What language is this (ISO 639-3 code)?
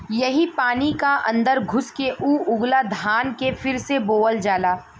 bho